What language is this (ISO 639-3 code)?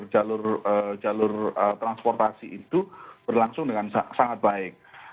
ind